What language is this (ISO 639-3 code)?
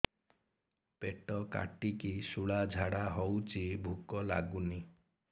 ori